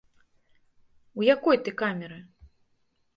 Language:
Belarusian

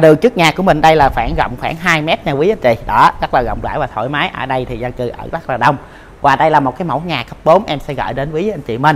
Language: Vietnamese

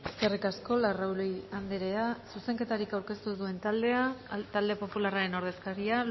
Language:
Basque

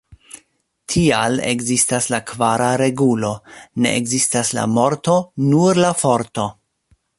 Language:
Esperanto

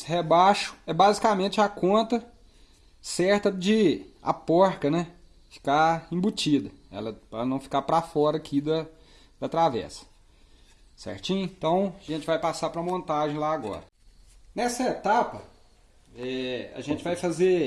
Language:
Portuguese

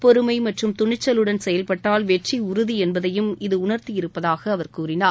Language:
Tamil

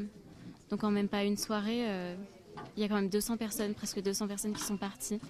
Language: French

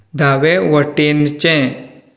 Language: Konkani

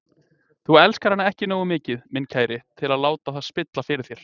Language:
Icelandic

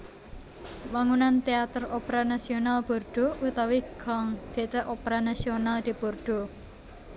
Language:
Javanese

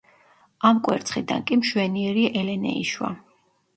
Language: Georgian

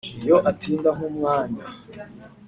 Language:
Kinyarwanda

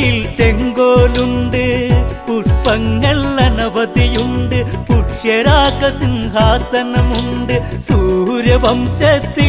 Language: Malayalam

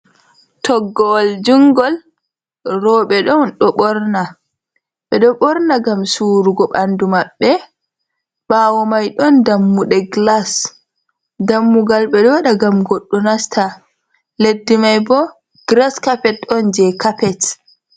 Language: Fula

